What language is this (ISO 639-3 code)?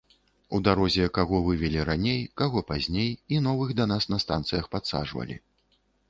bel